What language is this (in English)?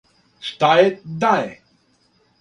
Serbian